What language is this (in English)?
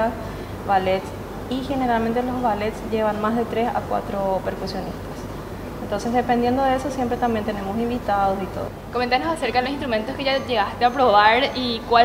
Spanish